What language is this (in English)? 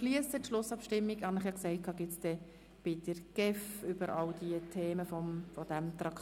Swiss German